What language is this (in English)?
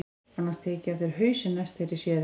Icelandic